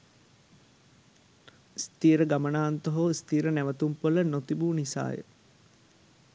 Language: Sinhala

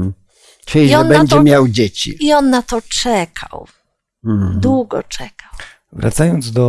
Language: Polish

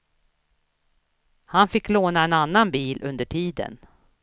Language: Swedish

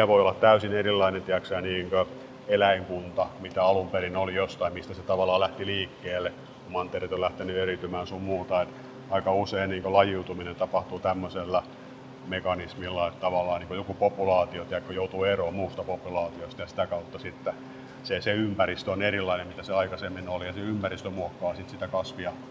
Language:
Finnish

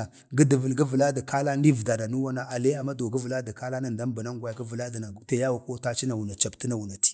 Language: Bade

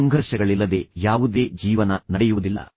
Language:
Kannada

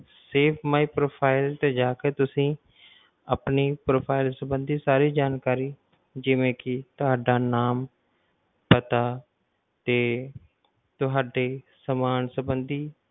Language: Punjabi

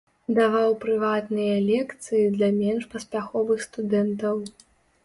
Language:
Belarusian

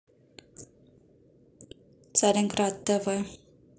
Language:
Russian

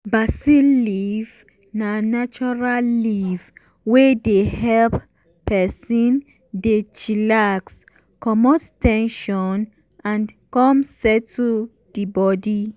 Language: Nigerian Pidgin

